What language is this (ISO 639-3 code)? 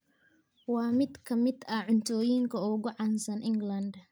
som